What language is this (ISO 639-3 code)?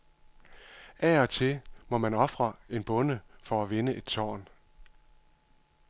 dan